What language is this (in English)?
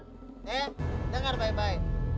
Indonesian